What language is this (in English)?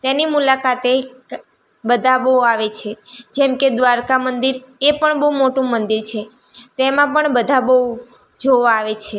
Gujarati